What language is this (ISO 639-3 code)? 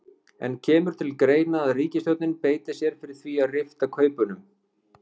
isl